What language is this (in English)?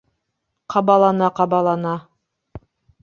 Bashkir